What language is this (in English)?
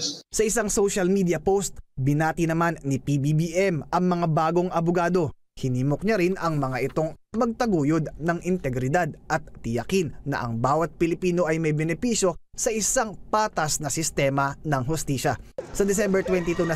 Filipino